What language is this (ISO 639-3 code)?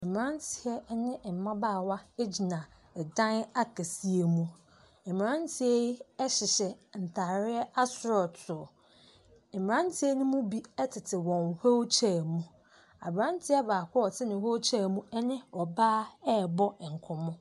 aka